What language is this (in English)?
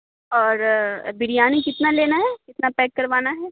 Urdu